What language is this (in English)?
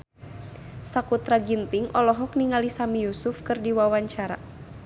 Sundanese